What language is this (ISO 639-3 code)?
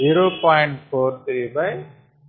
tel